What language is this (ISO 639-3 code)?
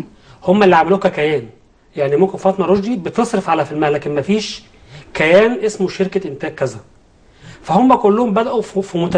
ara